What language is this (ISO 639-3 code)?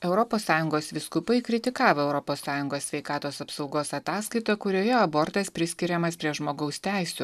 lit